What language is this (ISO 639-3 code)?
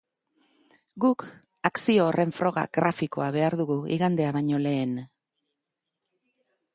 eus